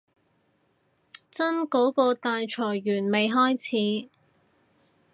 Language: Cantonese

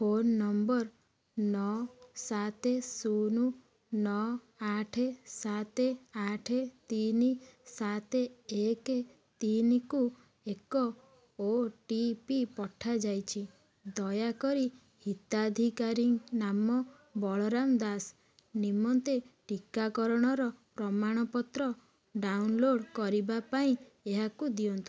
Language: Odia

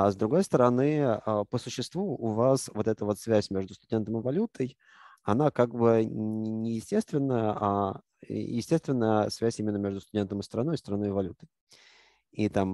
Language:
Russian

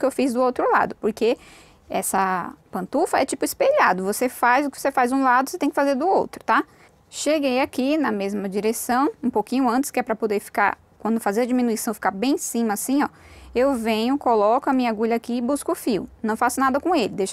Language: Portuguese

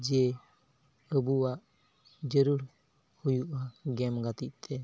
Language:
Santali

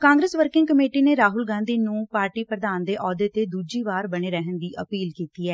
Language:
Punjabi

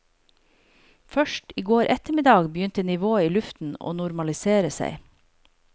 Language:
Norwegian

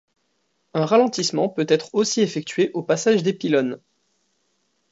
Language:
French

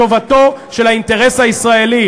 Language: Hebrew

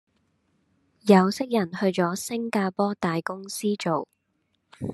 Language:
Cantonese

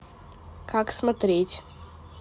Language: Russian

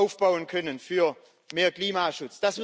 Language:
German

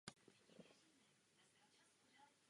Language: Czech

